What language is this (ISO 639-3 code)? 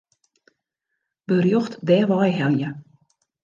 fry